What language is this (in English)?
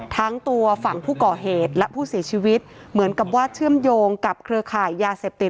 Thai